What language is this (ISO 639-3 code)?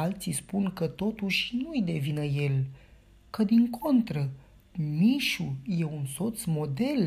ron